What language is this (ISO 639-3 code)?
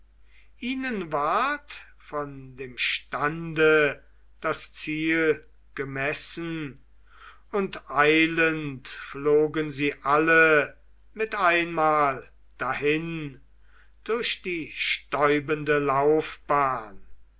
deu